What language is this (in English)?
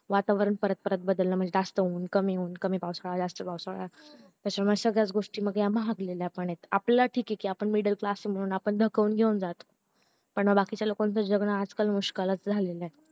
Marathi